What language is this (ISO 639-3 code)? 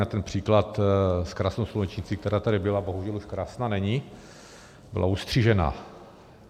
ces